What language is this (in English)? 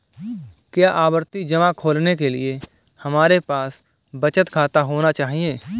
Hindi